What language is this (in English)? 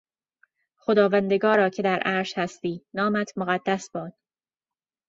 Persian